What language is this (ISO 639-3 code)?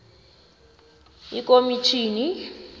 nbl